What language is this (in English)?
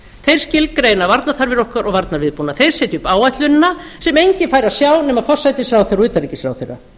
Icelandic